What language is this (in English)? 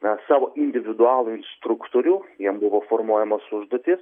Lithuanian